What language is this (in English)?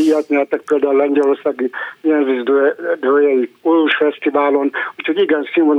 Hungarian